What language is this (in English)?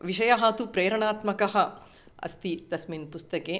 Sanskrit